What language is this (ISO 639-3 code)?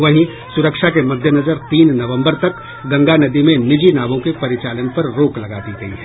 hin